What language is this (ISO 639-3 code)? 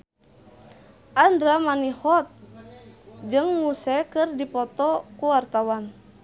sun